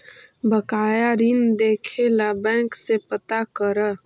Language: Magahi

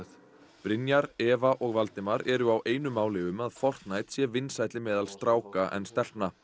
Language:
Icelandic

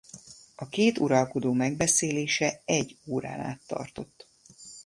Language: Hungarian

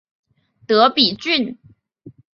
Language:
Chinese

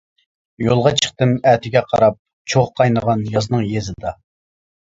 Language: Uyghur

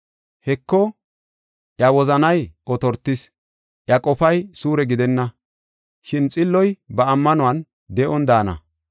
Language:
Gofa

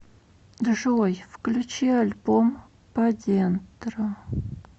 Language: Russian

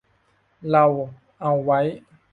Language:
Thai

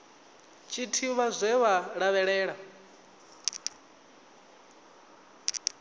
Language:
Venda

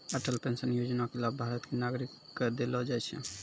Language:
Maithili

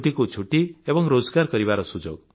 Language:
Odia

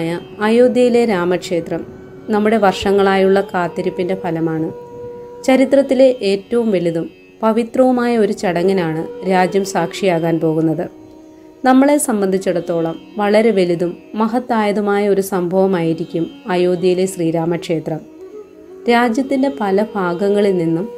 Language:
Malayalam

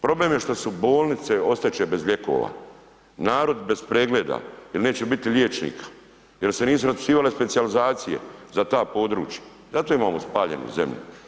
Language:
Croatian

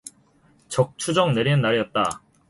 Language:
Korean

